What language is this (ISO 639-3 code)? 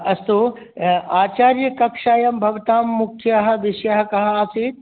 san